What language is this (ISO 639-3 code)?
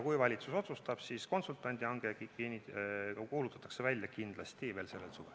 est